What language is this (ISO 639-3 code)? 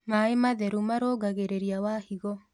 kik